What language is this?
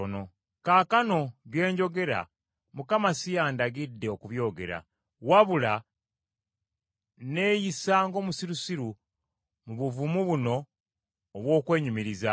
Ganda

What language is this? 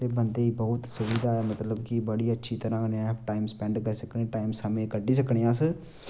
Dogri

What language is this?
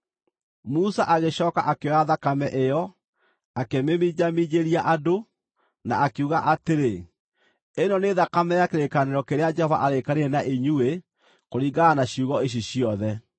Kikuyu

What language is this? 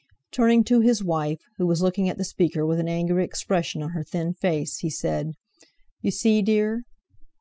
English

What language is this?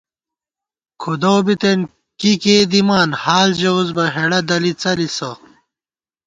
Gawar-Bati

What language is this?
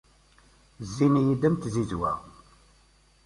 Kabyle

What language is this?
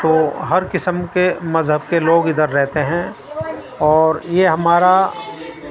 Urdu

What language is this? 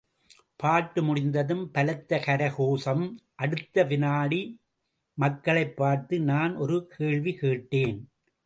Tamil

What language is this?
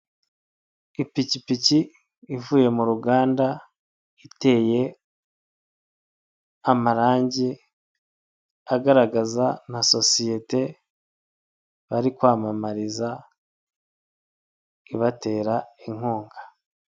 Kinyarwanda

